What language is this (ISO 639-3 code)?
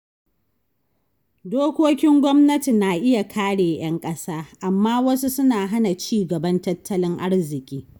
hau